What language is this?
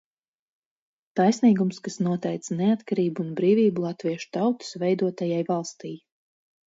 Latvian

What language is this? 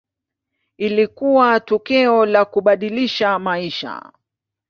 Swahili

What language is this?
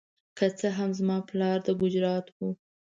Pashto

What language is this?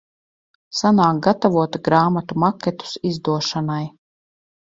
Latvian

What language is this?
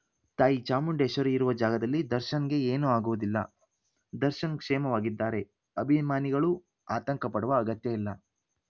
Kannada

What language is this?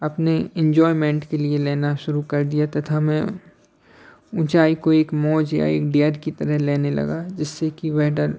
Hindi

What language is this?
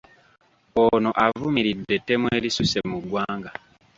Ganda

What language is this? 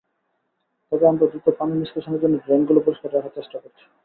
Bangla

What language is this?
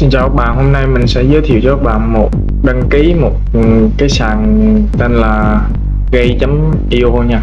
Vietnamese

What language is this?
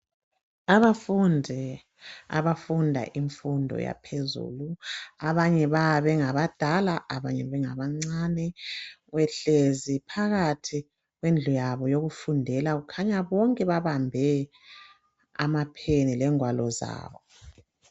North Ndebele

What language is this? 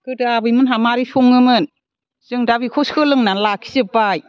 Bodo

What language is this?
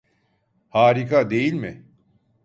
Turkish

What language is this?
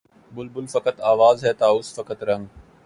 Urdu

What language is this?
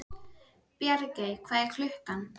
Icelandic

